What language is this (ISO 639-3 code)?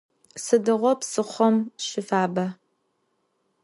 ady